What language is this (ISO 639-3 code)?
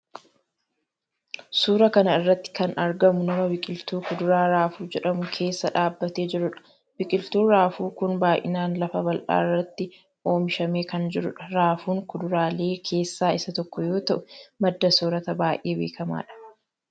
orm